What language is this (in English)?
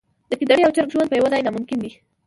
Pashto